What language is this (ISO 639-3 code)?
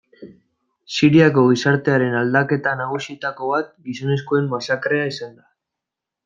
eus